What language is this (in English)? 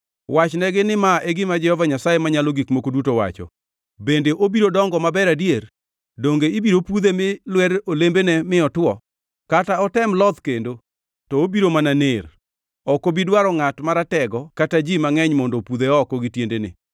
Luo (Kenya and Tanzania)